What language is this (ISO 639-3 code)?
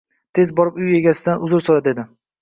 uzb